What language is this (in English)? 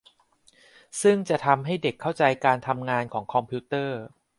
Thai